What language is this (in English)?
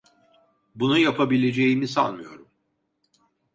Turkish